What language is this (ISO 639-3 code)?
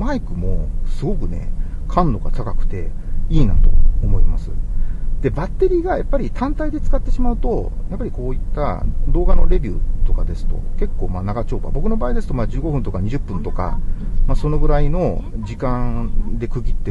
jpn